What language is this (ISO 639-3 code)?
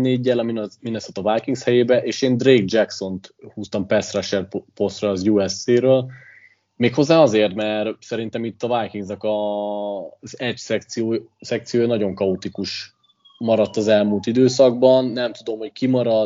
hun